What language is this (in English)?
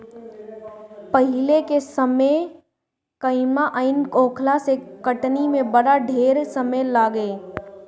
Bhojpuri